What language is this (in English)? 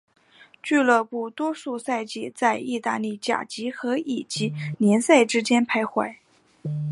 Chinese